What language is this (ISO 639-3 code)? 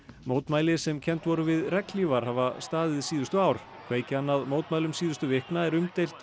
isl